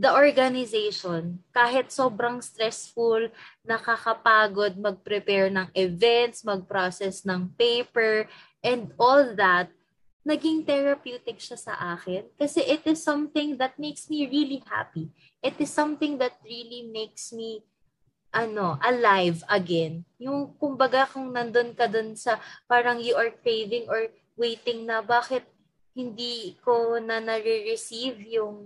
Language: Filipino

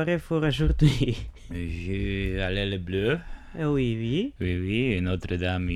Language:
Romanian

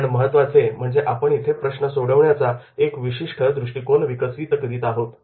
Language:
Marathi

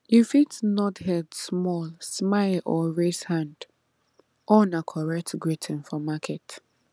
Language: Nigerian Pidgin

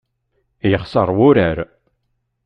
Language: Kabyle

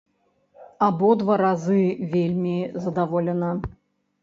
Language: Belarusian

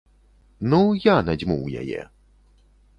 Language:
Belarusian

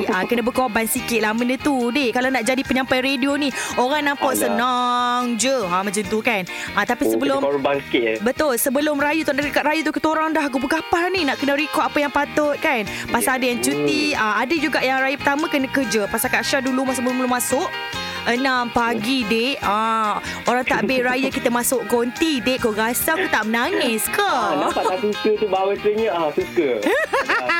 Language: Malay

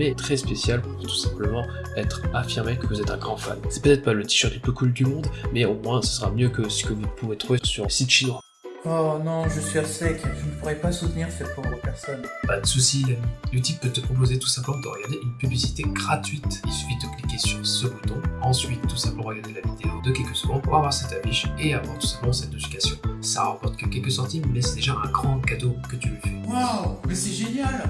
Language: French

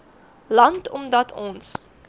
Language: Afrikaans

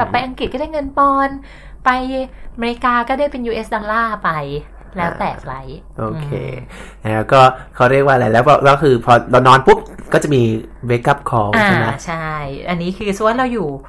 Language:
Thai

